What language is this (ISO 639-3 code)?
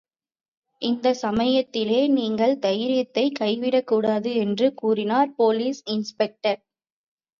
tam